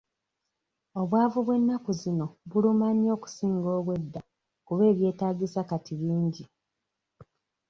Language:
Ganda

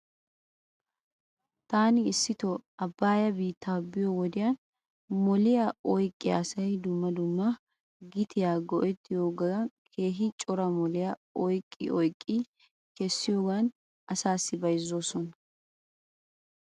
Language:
Wolaytta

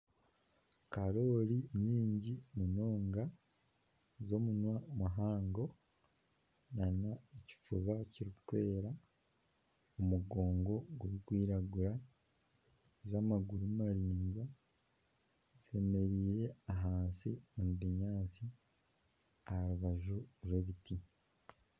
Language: Nyankole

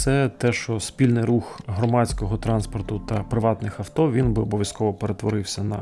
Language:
Ukrainian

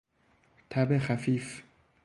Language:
Persian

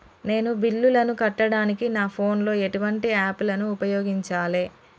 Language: Telugu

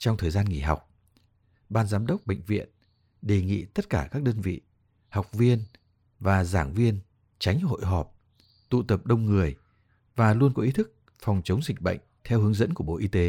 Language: Vietnamese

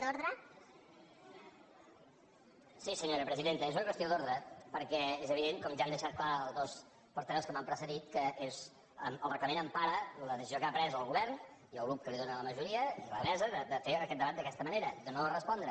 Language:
Catalan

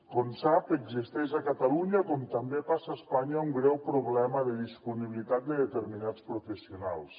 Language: Catalan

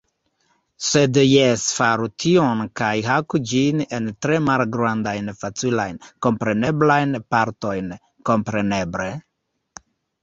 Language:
Esperanto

